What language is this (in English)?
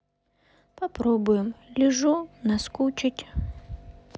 Russian